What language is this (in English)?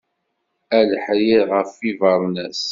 Kabyle